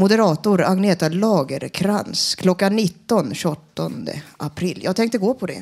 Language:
Swedish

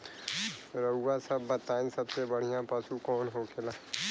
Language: Bhojpuri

